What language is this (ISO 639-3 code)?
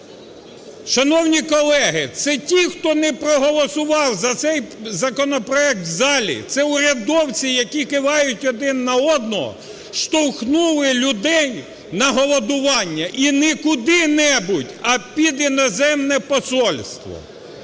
ukr